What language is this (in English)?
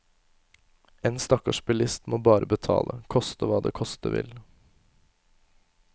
Norwegian